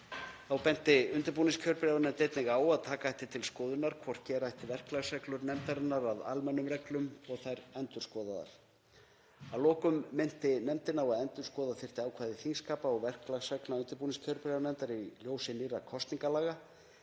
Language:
Icelandic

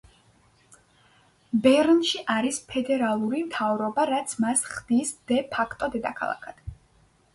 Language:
Georgian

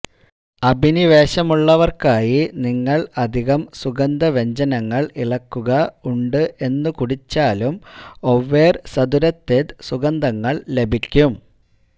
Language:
Malayalam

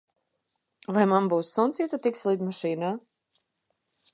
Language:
Latvian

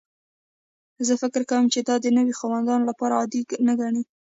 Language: Pashto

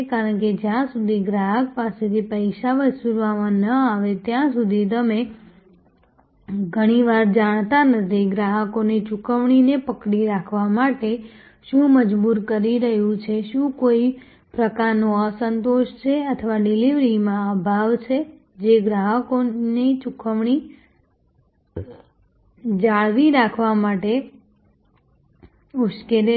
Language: Gujarati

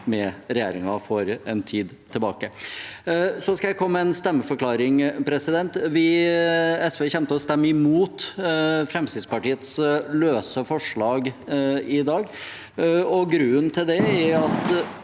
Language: Norwegian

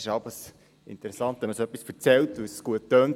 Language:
Swiss German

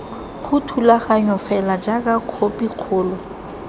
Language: Tswana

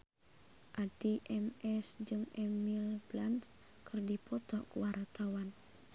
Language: Sundanese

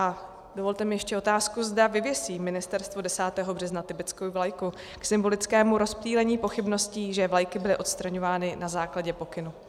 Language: Czech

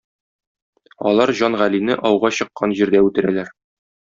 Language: Tatar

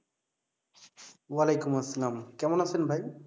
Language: Bangla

